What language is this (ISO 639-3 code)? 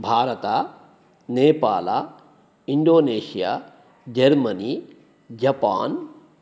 san